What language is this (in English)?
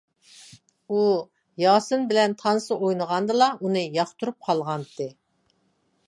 Uyghur